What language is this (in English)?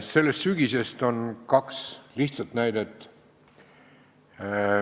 Estonian